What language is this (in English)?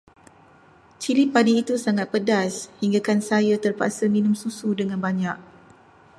Malay